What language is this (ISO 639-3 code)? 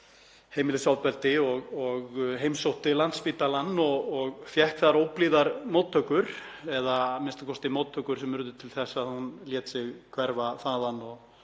isl